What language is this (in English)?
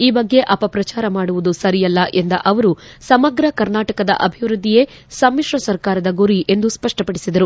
Kannada